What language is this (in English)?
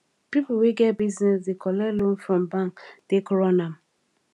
Nigerian Pidgin